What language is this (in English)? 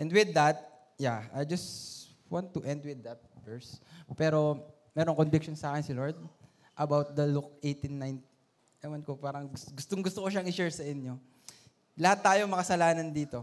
Filipino